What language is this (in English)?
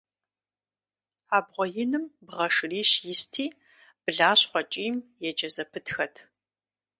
Kabardian